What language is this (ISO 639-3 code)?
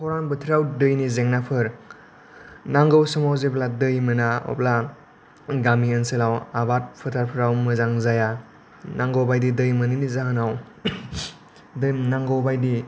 brx